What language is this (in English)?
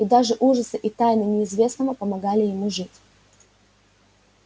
Russian